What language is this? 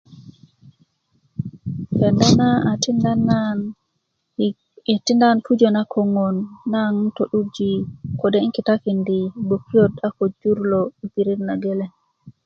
Kuku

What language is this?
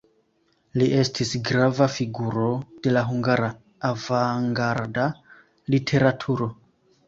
Esperanto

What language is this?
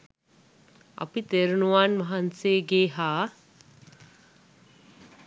Sinhala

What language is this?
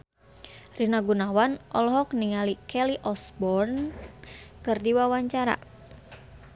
Sundanese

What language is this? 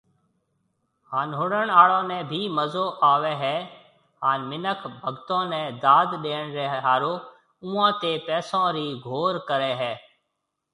Marwari (Pakistan)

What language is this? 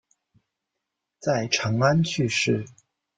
Chinese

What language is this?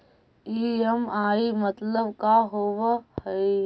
Magahi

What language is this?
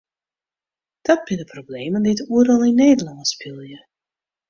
Western Frisian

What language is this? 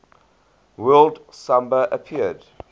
English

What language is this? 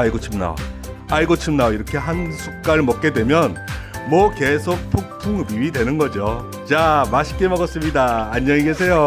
Korean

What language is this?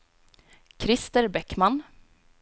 Swedish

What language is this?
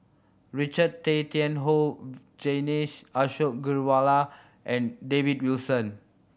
English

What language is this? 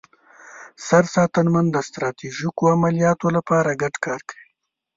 Pashto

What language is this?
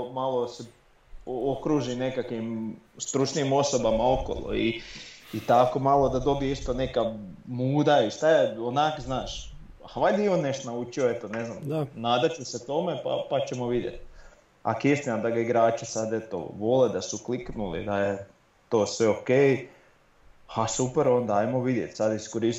Croatian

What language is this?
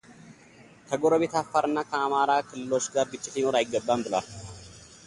Amharic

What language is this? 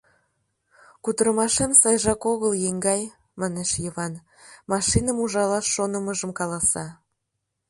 Mari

